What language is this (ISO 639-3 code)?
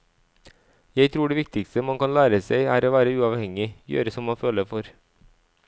nor